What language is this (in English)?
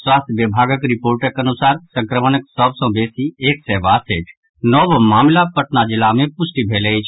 Maithili